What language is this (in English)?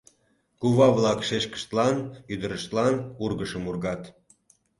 Mari